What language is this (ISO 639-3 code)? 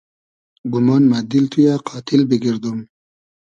haz